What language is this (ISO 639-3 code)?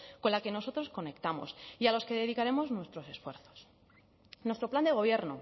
spa